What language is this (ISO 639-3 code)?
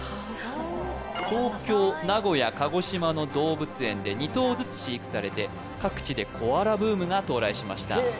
jpn